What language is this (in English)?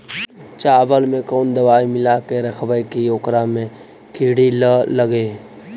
Magahi